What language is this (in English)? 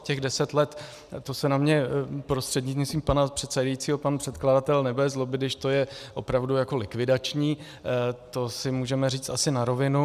Czech